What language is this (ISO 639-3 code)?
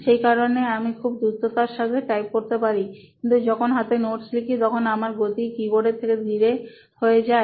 ben